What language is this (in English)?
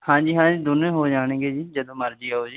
Punjabi